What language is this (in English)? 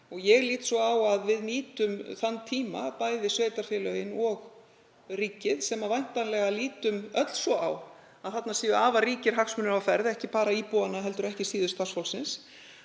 Icelandic